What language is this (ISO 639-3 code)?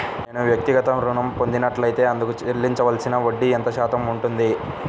tel